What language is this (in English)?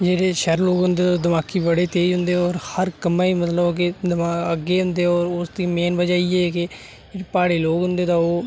Dogri